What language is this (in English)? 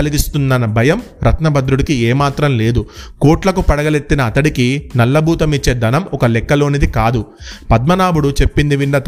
Telugu